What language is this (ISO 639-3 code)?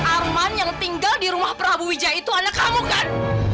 ind